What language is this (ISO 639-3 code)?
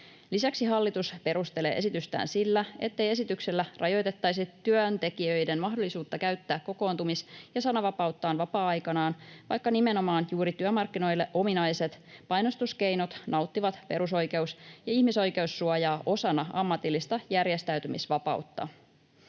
fin